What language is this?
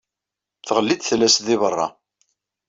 Kabyle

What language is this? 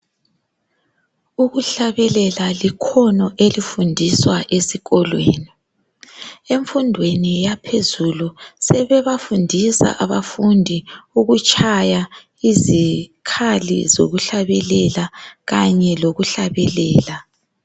North Ndebele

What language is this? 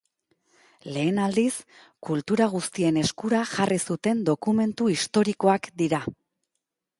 Basque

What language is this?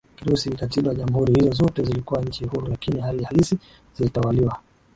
Swahili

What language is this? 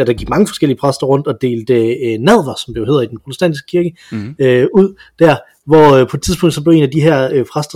Danish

